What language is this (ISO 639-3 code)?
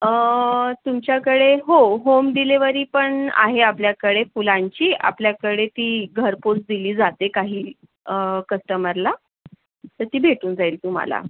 mar